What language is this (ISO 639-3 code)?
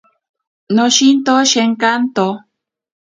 prq